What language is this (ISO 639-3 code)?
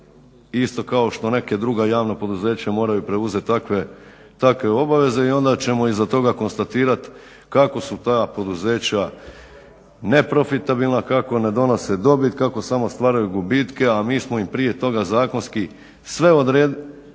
hrv